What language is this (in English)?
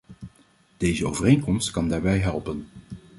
Dutch